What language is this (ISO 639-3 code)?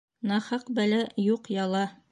bak